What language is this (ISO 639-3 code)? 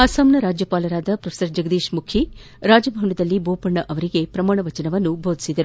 kan